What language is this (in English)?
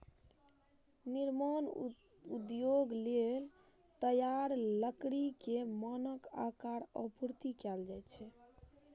Maithili